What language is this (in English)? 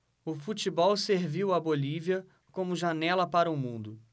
Portuguese